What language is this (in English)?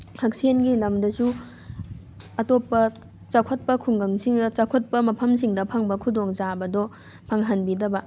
Manipuri